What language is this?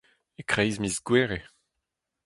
Breton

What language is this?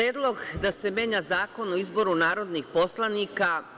Serbian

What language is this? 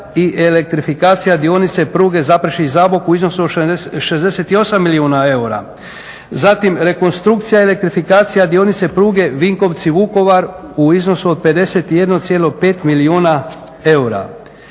Croatian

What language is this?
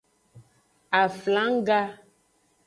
Aja (Benin)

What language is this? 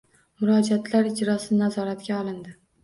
Uzbek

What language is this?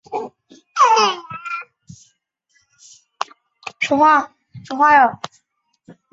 Chinese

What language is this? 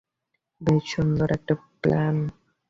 Bangla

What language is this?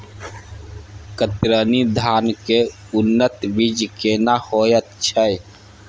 Maithili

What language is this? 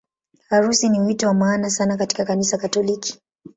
Swahili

